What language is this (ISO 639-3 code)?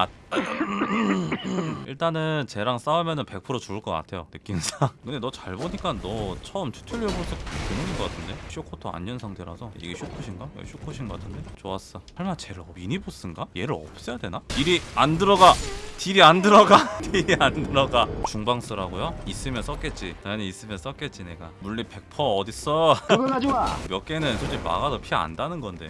kor